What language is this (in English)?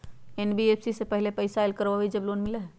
Magahi